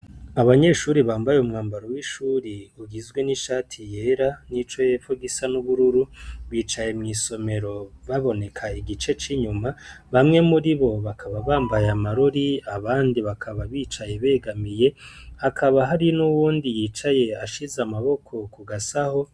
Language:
Rundi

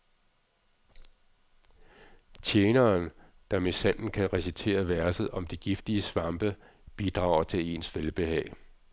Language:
Danish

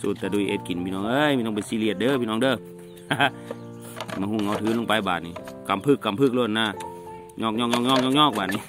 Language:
Thai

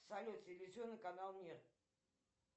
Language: Russian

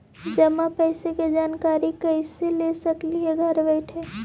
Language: Magahi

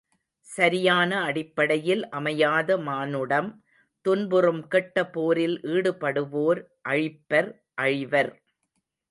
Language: Tamil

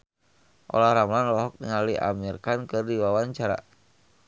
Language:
Sundanese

